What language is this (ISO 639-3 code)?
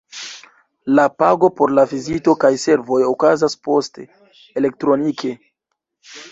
epo